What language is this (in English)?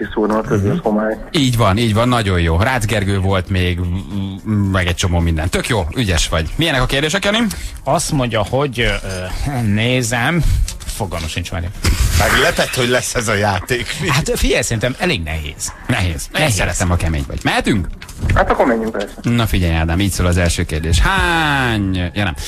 Hungarian